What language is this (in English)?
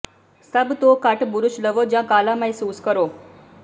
Punjabi